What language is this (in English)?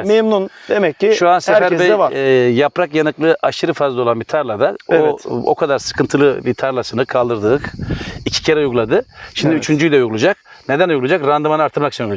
Turkish